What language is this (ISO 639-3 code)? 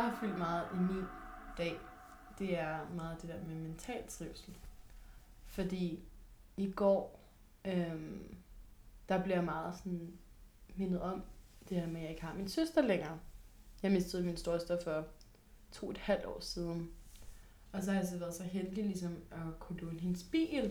dan